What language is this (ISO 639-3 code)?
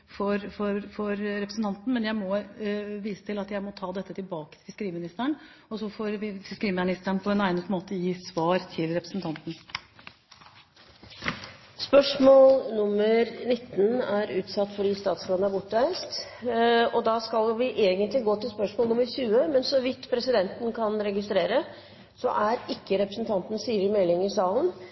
nor